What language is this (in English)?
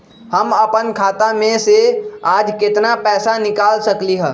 Magahi